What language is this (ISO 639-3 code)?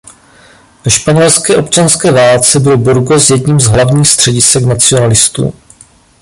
ces